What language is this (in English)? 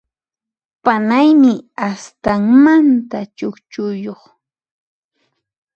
Puno Quechua